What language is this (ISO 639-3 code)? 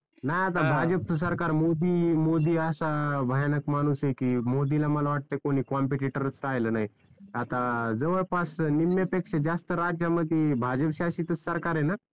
mar